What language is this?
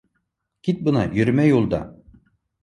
Bashkir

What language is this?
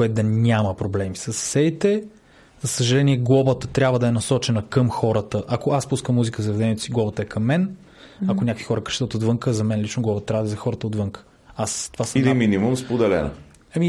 Bulgarian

